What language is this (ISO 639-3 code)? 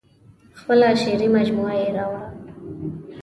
pus